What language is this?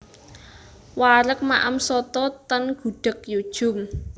Javanese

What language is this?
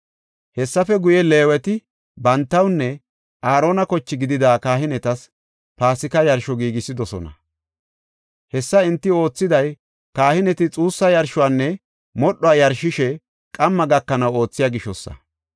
Gofa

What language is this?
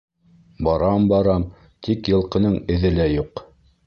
Bashkir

